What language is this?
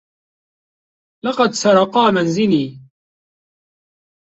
Arabic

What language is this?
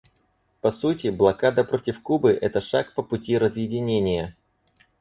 Russian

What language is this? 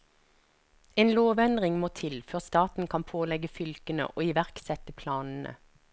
Norwegian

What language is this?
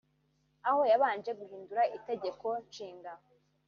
Kinyarwanda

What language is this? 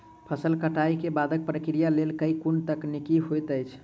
Maithili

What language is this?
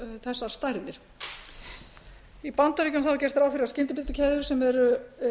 Icelandic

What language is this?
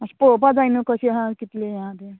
Konkani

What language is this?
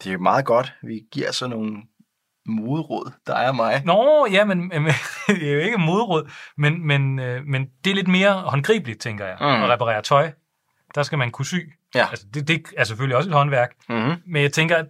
Danish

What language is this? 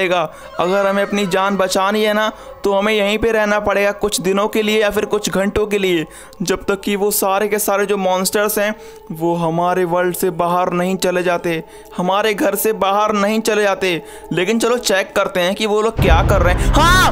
Hindi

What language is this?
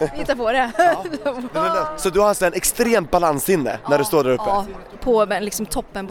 Swedish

